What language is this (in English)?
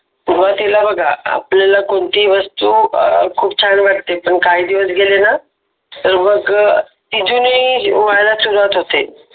Marathi